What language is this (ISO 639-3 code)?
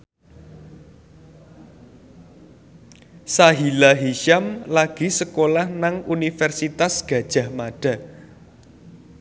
jav